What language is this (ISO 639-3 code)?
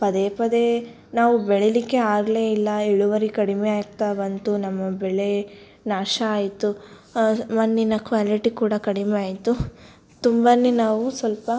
kan